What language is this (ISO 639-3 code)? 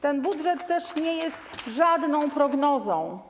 pol